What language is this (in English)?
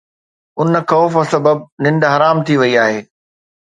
Sindhi